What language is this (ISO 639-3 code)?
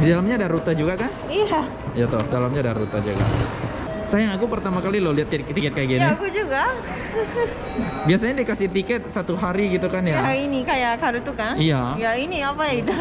ind